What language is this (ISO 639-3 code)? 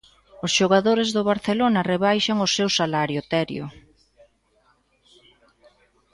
glg